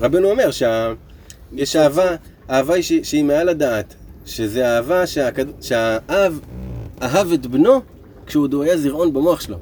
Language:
Hebrew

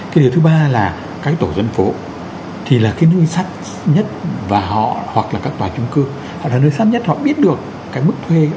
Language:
Vietnamese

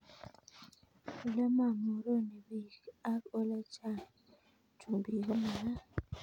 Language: Kalenjin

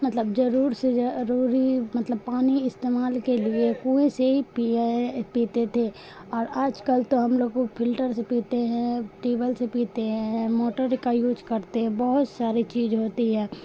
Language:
Urdu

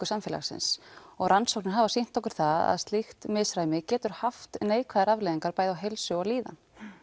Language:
Icelandic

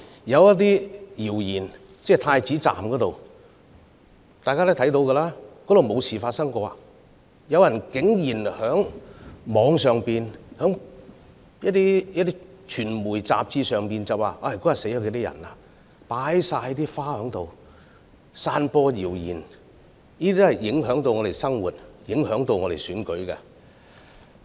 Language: Cantonese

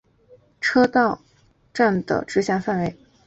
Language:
Chinese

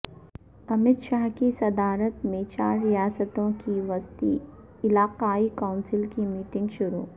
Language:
Urdu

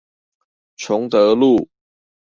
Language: Chinese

